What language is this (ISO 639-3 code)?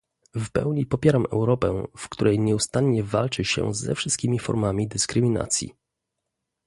pol